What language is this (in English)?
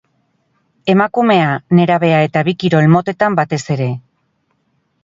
Basque